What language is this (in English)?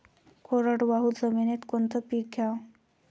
Marathi